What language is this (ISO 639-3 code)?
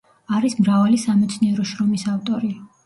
kat